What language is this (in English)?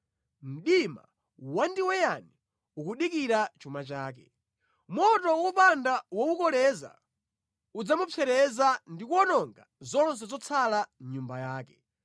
Nyanja